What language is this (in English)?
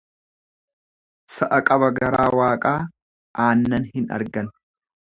Oromo